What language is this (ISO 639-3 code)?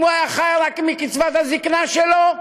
heb